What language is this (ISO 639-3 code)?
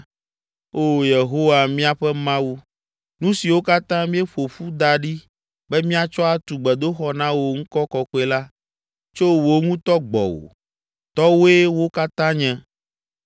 ewe